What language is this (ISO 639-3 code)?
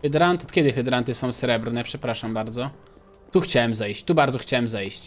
pol